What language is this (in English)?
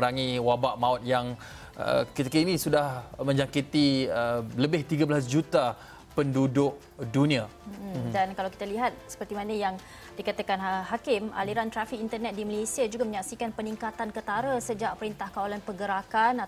Malay